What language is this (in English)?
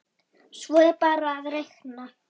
Icelandic